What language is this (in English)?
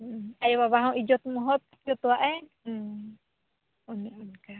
Santali